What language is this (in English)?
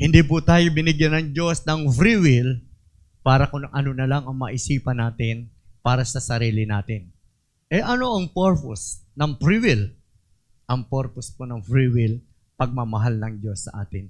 Filipino